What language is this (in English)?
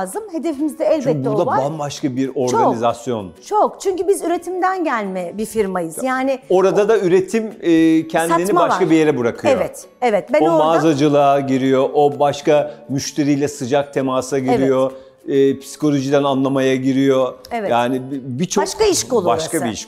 Turkish